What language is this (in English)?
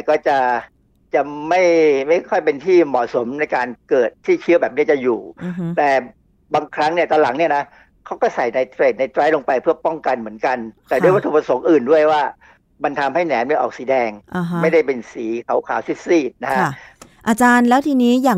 Thai